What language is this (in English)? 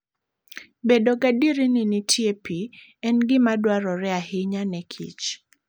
Luo (Kenya and Tanzania)